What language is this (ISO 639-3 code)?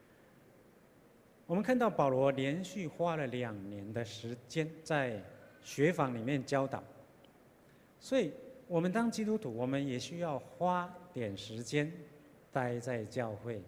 zho